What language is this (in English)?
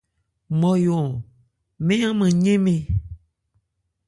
Ebrié